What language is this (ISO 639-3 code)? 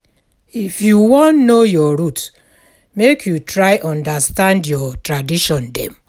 pcm